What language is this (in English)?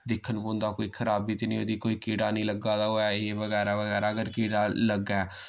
Dogri